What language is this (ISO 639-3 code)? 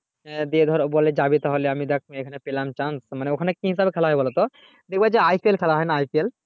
ben